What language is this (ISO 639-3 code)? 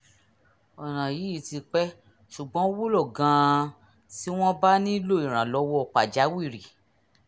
yor